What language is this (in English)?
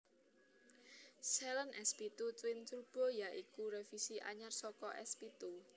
Javanese